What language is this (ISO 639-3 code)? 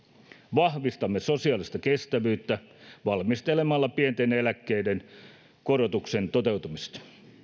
fin